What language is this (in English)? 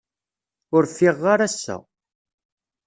Kabyle